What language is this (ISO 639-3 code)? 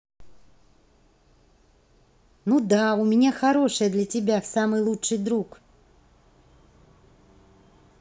rus